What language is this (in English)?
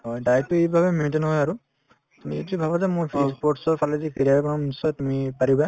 Assamese